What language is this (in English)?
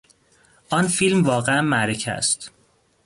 Persian